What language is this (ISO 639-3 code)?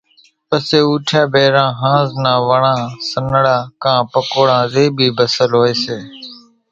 gjk